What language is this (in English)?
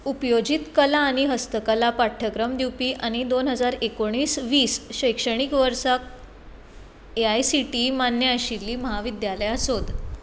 Konkani